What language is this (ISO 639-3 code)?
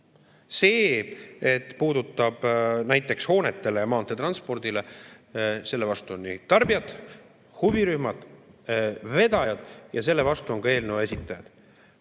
est